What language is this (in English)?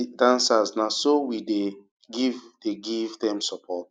Nigerian Pidgin